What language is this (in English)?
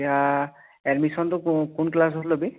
Assamese